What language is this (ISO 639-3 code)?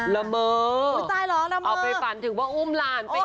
tha